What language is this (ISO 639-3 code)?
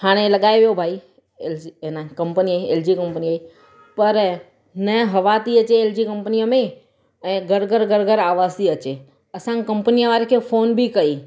snd